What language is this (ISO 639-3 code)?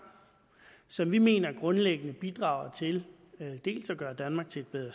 dan